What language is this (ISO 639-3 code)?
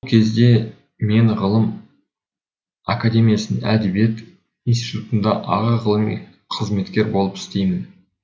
kaz